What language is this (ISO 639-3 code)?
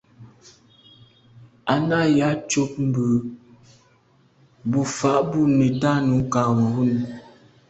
byv